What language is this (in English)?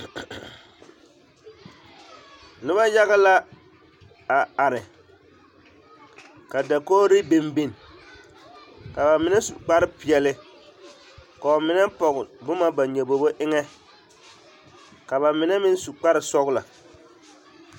Southern Dagaare